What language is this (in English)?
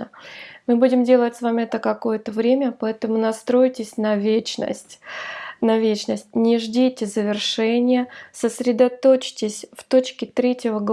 Russian